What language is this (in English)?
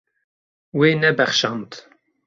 Kurdish